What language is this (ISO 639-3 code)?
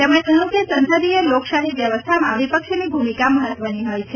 guj